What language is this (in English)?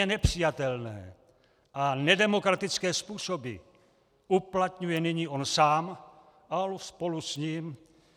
Czech